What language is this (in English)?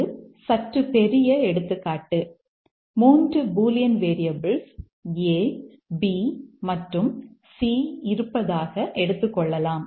Tamil